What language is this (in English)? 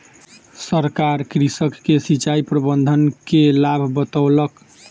Maithili